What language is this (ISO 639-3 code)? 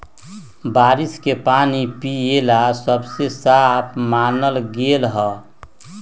mag